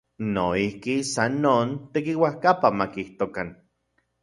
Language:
Central Puebla Nahuatl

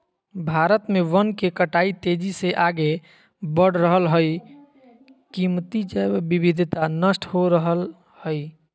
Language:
Magahi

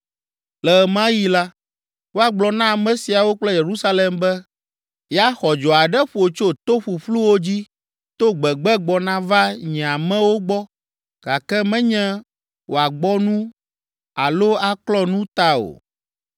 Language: Ewe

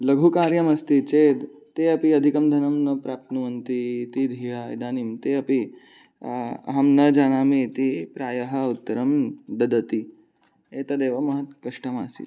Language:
Sanskrit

